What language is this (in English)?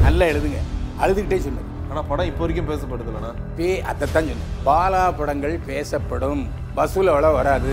Tamil